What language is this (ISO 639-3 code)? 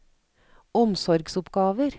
nor